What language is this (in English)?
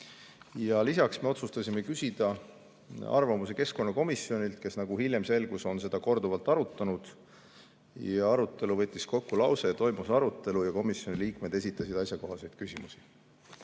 Estonian